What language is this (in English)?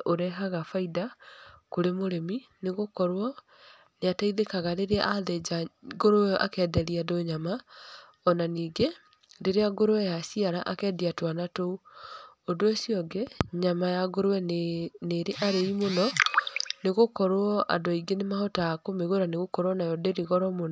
Kikuyu